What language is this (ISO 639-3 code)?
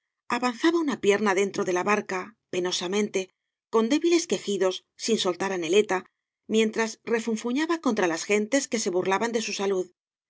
spa